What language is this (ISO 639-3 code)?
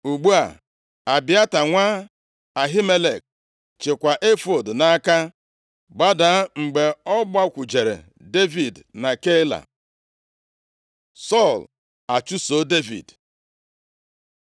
ibo